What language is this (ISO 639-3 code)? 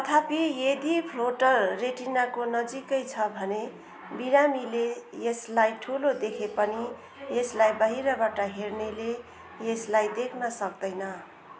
nep